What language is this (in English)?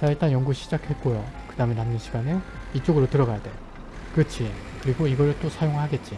Korean